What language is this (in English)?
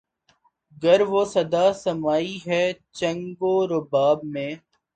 Urdu